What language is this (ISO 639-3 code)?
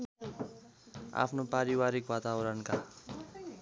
nep